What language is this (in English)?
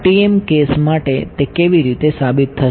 Gujarati